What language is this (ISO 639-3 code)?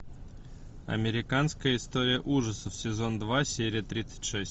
rus